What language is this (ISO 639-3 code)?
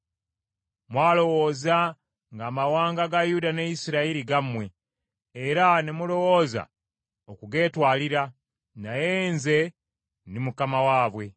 lug